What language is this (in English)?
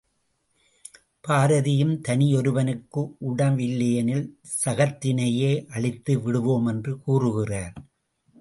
Tamil